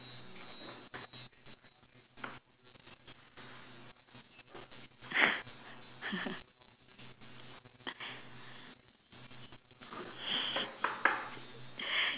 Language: English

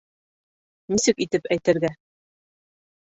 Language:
Bashkir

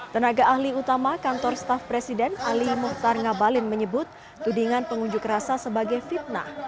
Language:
Indonesian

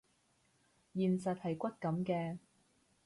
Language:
Cantonese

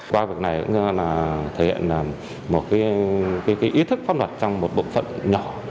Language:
Vietnamese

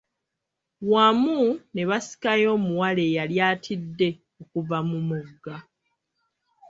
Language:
Ganda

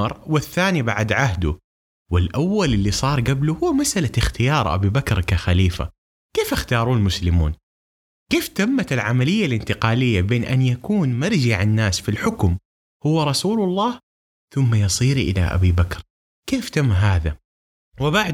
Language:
Arabic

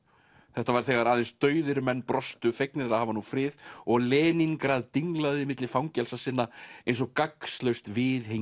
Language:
Icelandic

